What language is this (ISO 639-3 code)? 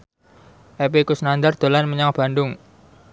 jav